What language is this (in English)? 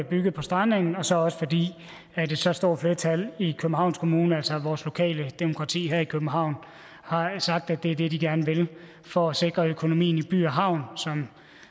Danish